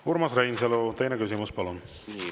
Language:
Estonian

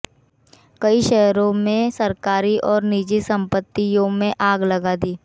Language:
Hindi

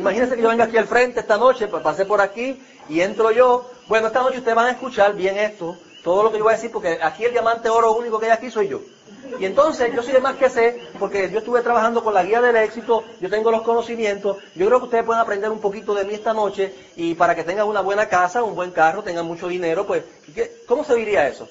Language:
Spanish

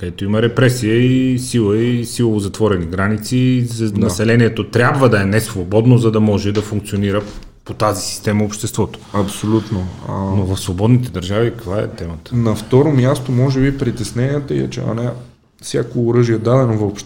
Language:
Bulgarian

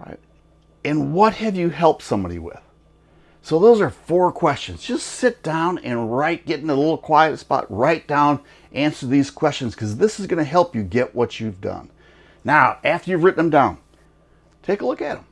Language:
English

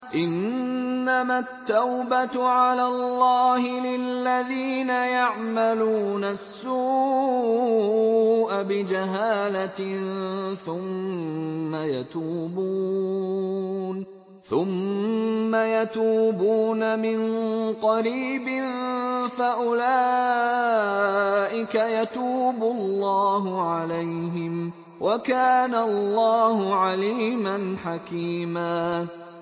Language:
Arabic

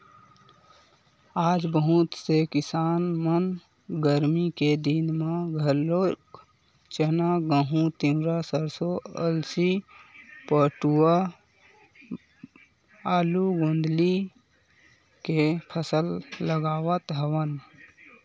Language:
Chhattisgarhi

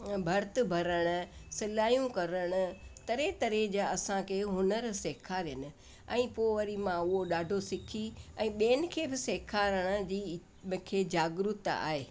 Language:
Sindhi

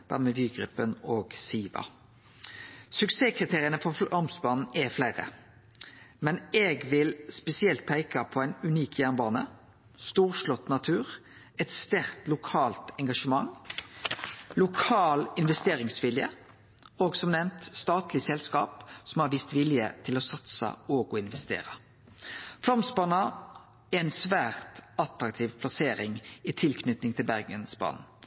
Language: Norwegian Nynorsk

